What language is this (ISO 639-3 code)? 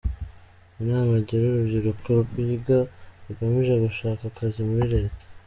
kin